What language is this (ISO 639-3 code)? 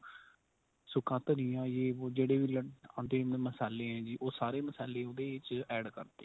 pan